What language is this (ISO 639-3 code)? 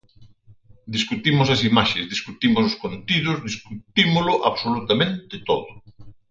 glg